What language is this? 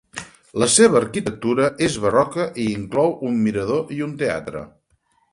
Catalan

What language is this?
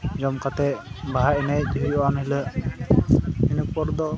Santali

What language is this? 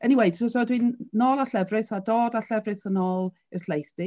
Welsh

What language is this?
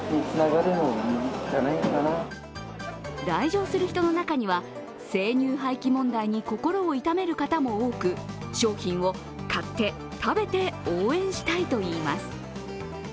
Japanese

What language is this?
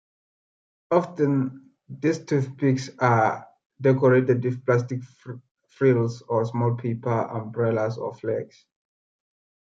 English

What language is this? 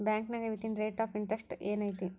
Kannada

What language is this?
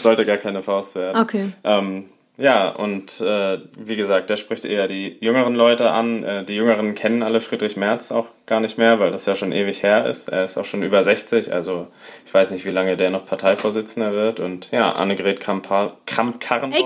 German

